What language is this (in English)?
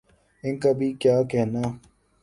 Urdu